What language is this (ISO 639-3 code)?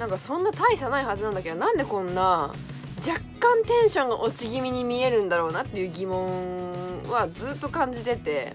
jpn